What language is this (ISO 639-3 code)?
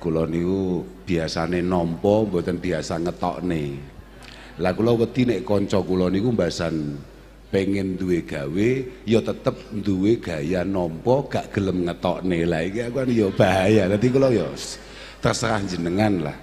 ind